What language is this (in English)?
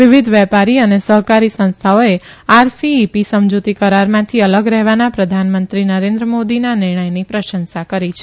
Gujarati